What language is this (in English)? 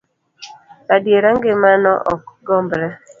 Luo (Kenya and Tanzania)